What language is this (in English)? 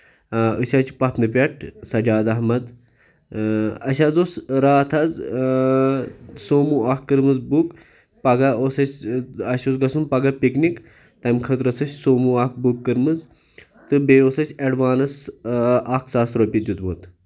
Kashmiri